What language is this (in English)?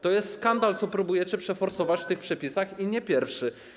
Polish